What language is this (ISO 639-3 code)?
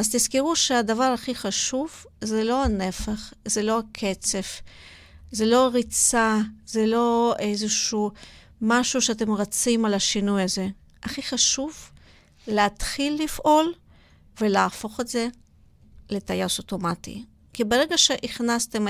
heb